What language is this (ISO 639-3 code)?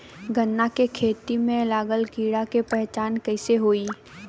bho